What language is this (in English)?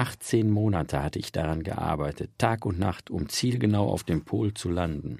German